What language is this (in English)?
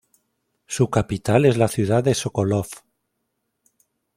Spanish